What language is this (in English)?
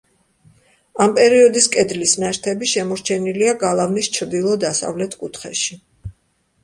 Georgian